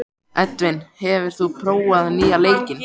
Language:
Icelandic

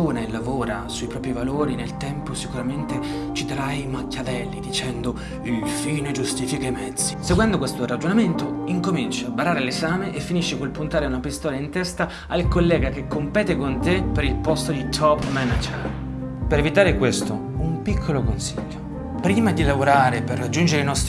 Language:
Italian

